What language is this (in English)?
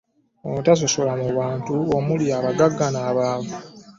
Ganda